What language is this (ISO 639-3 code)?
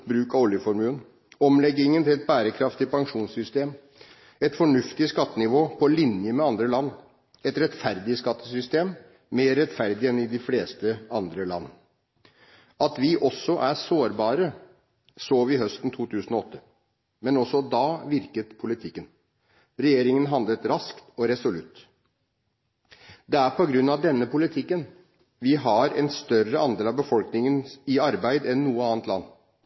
nob